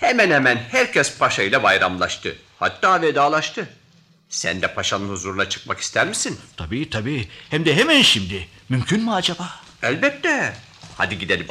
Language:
Turkish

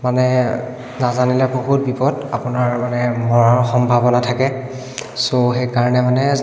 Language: Assamese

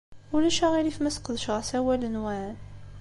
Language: Kabyle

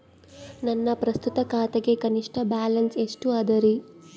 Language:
Kannada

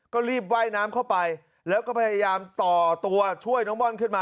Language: Thai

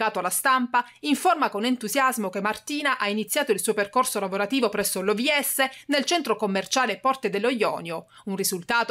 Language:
Italian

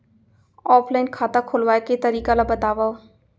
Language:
Chhattisgarhi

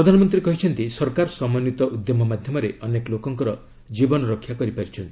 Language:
Odia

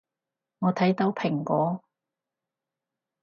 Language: Cantonese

